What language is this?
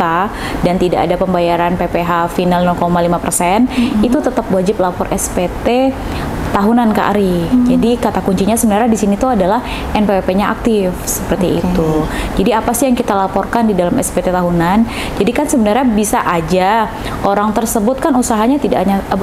Indonesian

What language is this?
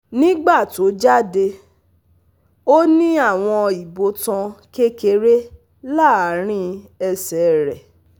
Yoruba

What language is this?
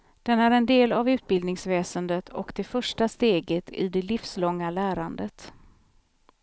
Swedish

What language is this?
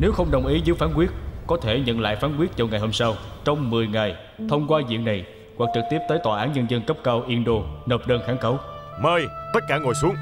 Vietnamese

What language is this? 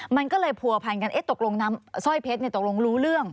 Thai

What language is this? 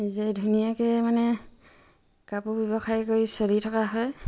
Assamese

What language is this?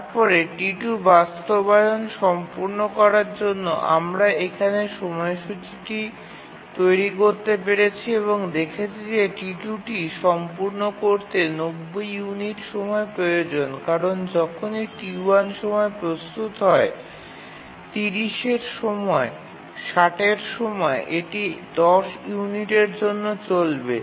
Bangla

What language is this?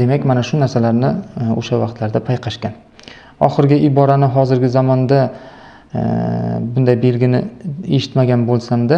Turkish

